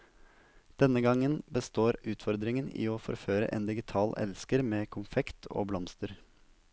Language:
Norwegian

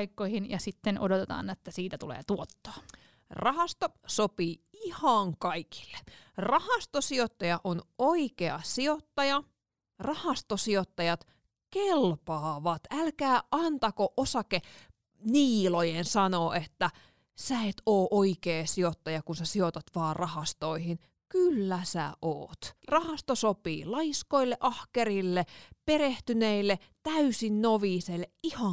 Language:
Finnish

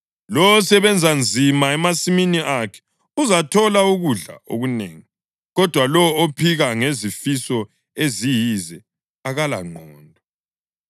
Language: North Ndebele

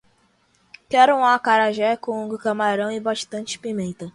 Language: Portuguese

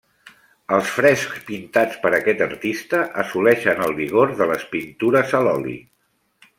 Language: Catalan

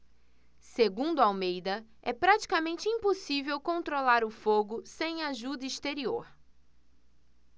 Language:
Portuguese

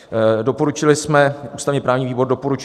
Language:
Czech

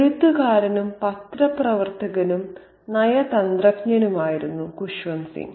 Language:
Malayalam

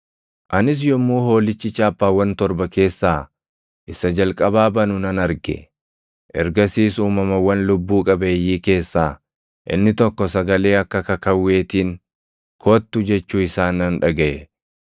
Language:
Oromo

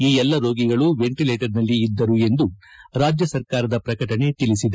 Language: Kannada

